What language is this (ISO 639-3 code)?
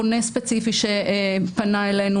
heb